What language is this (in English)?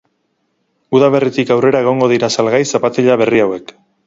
Basque